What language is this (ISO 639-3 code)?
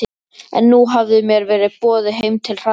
isl